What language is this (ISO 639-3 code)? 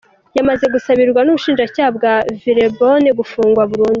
kin